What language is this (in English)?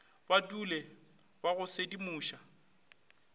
Northern Sotho